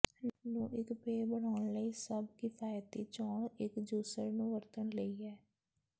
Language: Punjabi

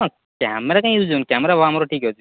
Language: Odia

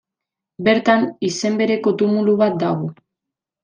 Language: Basque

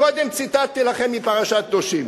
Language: Hebrew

